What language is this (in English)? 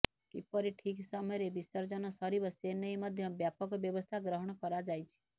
Odia